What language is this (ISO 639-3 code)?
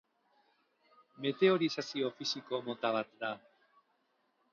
eus